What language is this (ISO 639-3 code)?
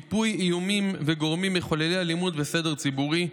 heb